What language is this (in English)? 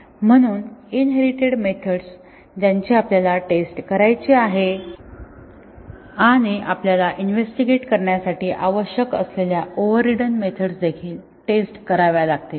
Marathi